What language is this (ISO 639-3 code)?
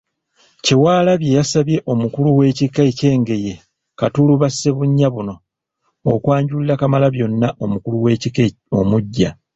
lug